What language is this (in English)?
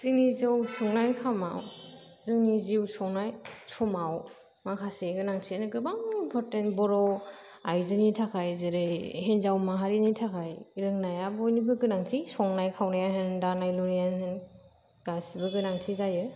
Bodo